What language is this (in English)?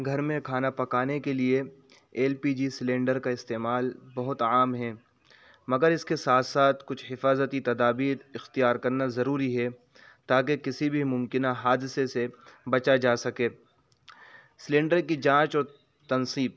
Urdu